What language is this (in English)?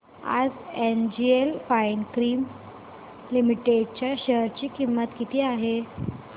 Marathi